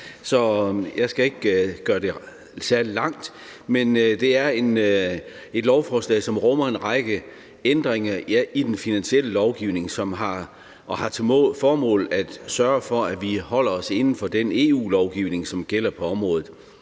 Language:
Danish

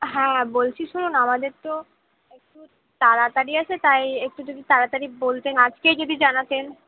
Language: Bangla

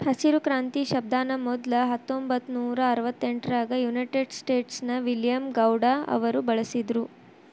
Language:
Kannada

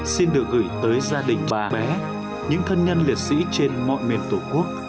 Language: Vietnamese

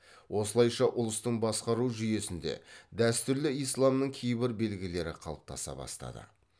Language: Kazakh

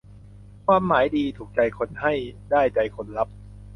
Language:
Thai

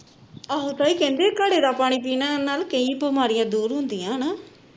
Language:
Punjabi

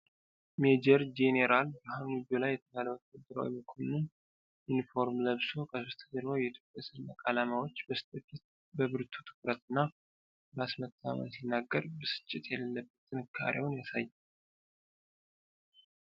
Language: Amharic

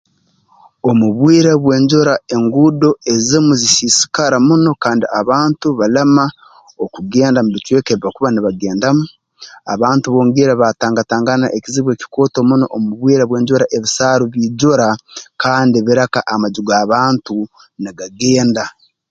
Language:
Tooro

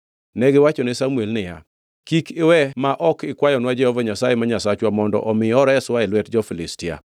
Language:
Luo (Kenya and Tanzania)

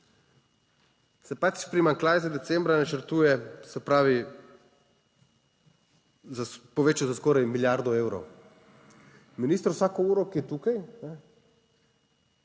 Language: Slovenian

